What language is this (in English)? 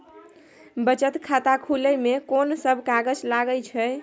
Maithili